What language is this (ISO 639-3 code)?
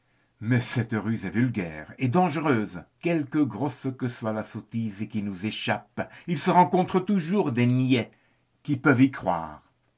fra